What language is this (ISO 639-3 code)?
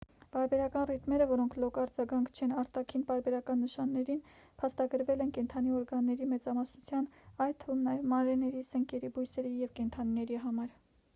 hye